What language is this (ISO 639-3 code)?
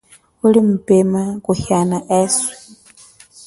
cjk